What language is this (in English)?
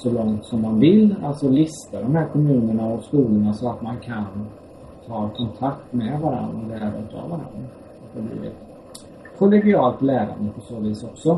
Swedish